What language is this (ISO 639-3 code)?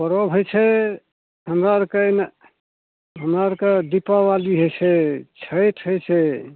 mai